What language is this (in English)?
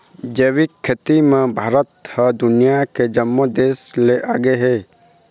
Chhattisgarhi